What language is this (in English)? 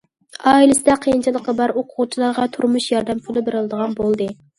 Uyghur